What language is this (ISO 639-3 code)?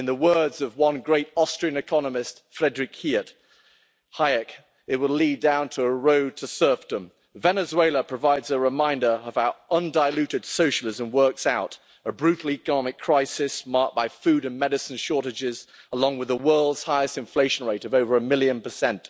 eng